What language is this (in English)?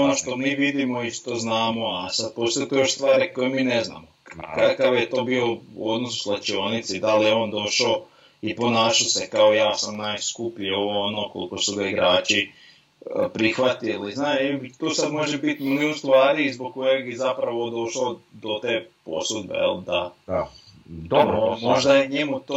Croatian